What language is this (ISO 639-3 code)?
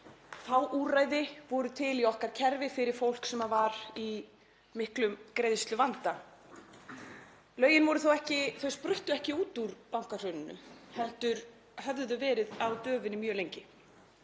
isl